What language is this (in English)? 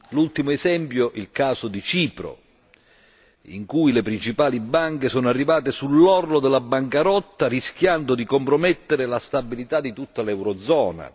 Italian